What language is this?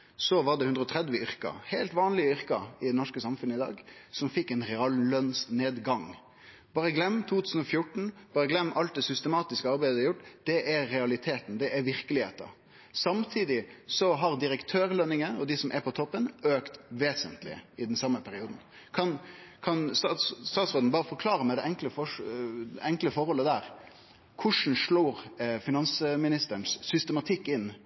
Norwegian Nynorsk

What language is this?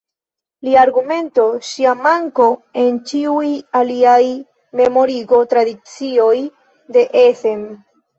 Esperanto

